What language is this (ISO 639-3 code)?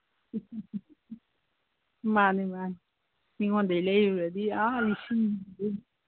mni